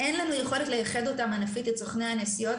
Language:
Hebrew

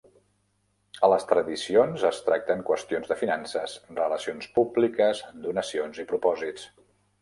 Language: Catalan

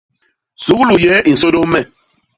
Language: Basaa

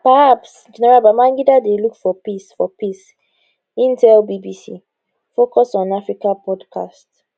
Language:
Nigerian Pidgin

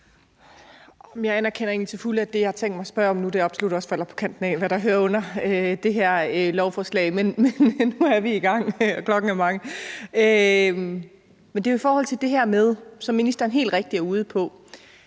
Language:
Danish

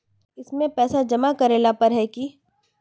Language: Magahi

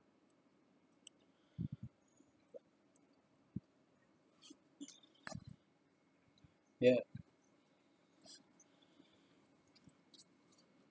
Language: English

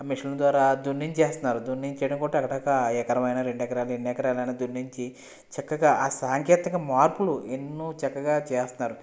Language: Telugu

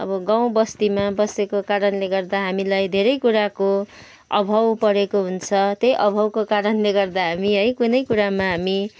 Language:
Nepali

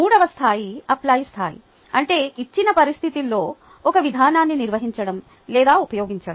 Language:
Telugu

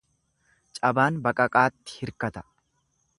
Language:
Oromo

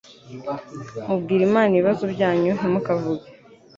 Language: Kinyarwanda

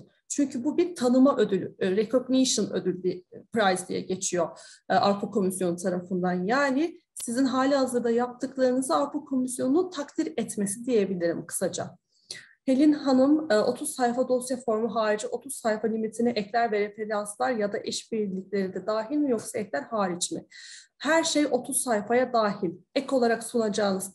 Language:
Turkish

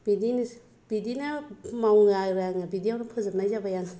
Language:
Bodo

